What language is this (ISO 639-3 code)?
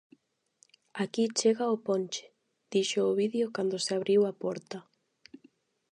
glg